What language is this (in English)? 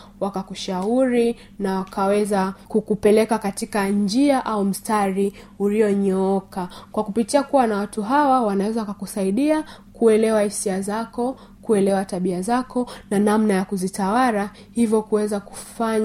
Swahili